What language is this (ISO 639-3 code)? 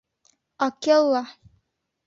bak